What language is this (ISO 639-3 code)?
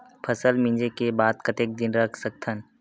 hne